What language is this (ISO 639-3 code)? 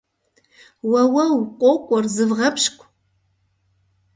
kbd